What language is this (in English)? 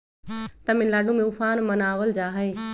Magahi